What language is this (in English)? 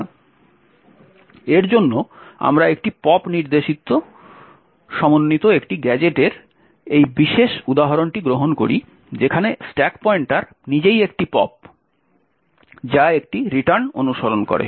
Bangla